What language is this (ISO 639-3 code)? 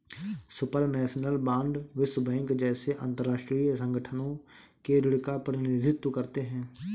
hin